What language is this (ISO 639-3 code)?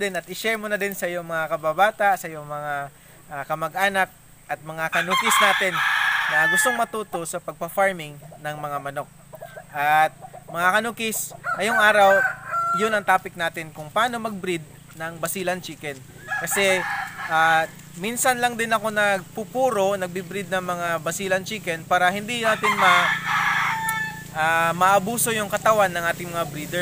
fil